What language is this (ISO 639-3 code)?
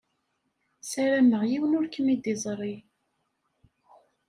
kab